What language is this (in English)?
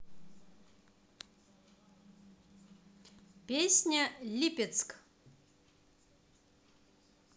Russian